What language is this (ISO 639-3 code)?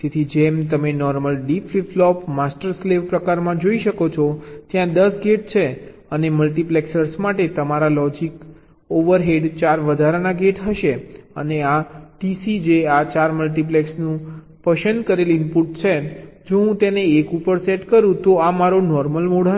guj